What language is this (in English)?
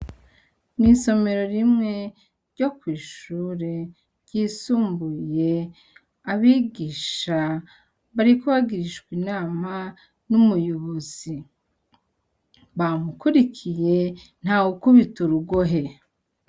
Rundi